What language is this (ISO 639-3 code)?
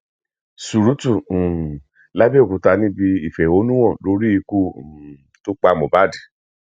yor